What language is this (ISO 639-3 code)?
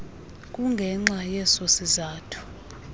xho